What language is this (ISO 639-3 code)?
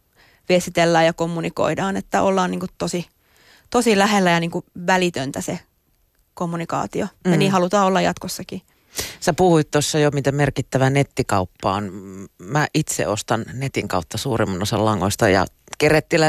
fin